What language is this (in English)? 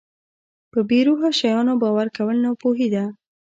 Pashto